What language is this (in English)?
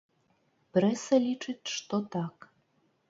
Belarusian